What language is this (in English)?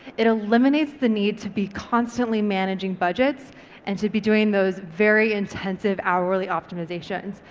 English